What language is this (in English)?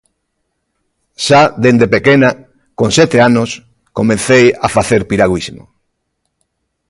Galician